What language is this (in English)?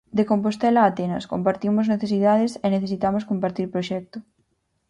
Galician